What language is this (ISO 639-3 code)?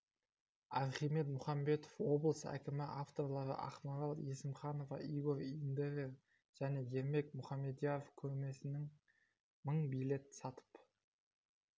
kaz